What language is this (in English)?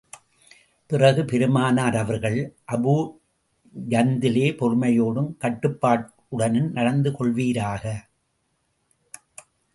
Tamil